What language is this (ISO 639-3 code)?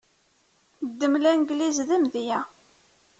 kab